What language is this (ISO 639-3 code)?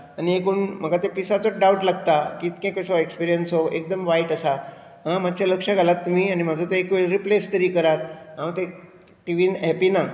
kok